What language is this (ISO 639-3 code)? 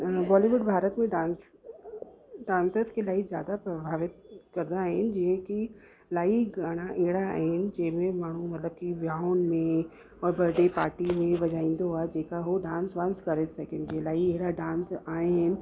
snd